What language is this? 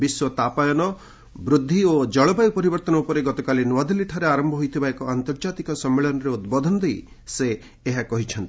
Odia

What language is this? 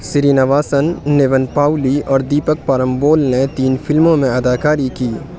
Urdu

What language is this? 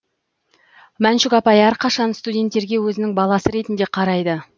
Kazakh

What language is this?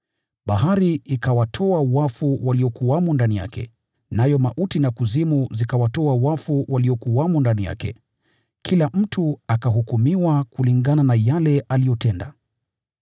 Swahili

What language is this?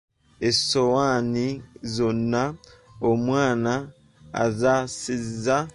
Ganda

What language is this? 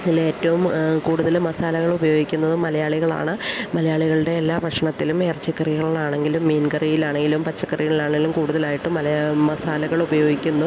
Malayalam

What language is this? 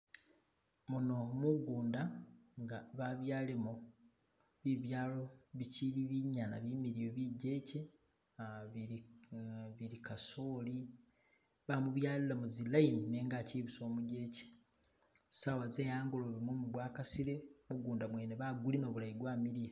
Masaaba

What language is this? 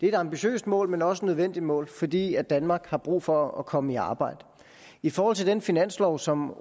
Danish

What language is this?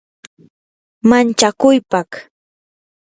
Yanahuanca Pasco Quechua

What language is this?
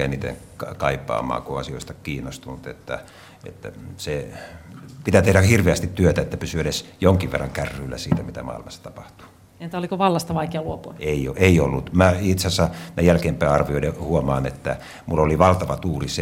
Finnish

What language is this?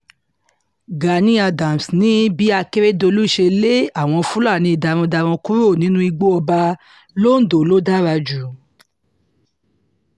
Yoruba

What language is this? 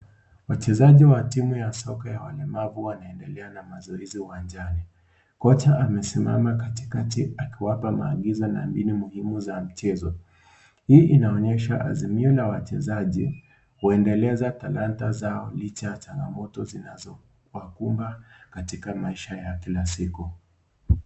Swahili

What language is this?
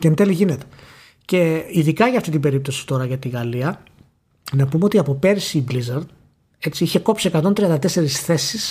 Greek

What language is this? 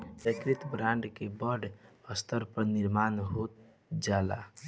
Bhojpuri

